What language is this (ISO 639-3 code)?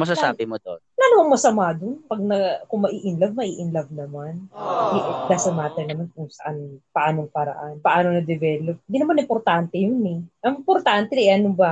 fil